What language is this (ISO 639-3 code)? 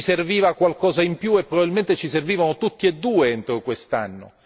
ita